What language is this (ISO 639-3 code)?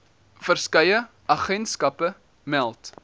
afr